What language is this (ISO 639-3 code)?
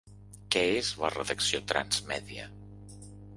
cat